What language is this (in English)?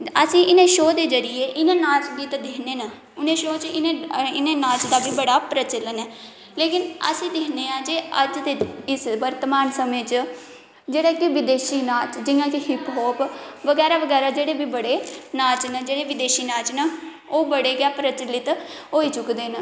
Dogri